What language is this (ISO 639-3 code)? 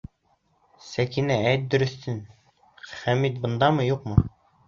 bak